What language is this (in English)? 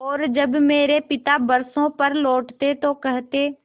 Hindi